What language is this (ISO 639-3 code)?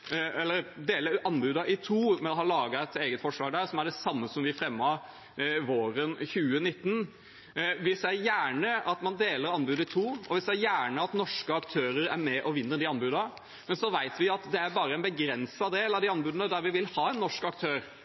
nob